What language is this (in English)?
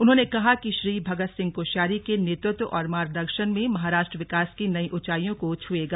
Hindi